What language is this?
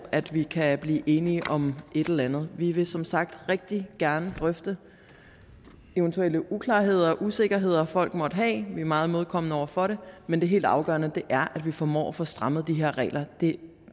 Danish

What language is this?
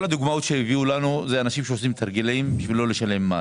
Hebrew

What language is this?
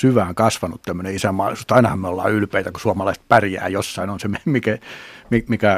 Finnish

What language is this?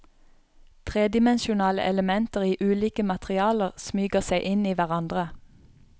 Norwegian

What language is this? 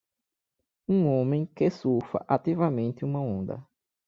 Portuguese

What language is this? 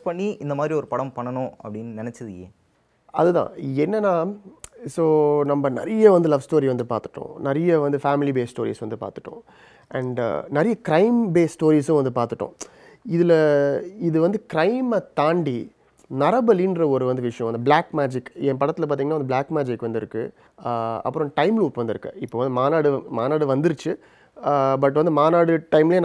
Tamil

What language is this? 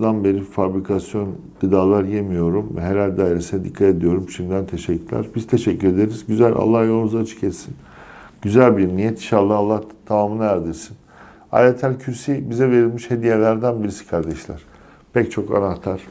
Turkish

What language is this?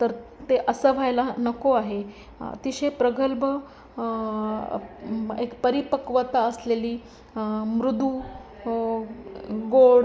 Marathi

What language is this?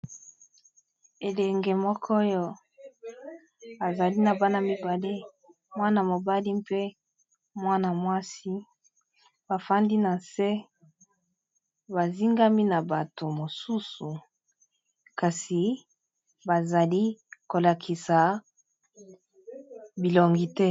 Lingala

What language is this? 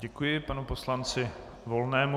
Czech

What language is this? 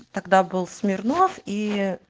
Russian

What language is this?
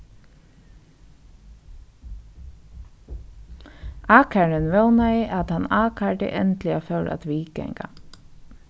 Faroese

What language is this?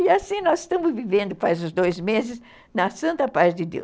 Portuguese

